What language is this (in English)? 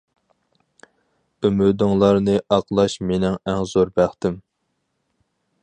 Uyghur